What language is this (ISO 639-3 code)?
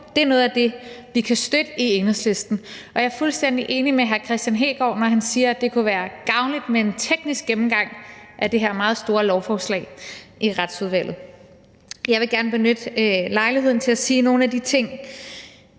dan